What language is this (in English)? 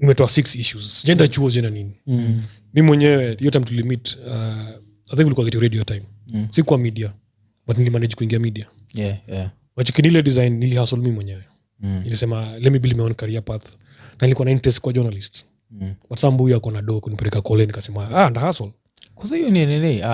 Swahili